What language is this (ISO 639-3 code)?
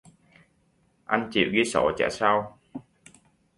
vie